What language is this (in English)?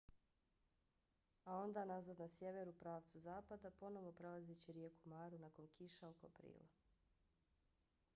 Bosnian